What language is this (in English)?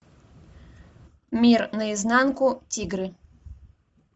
Russian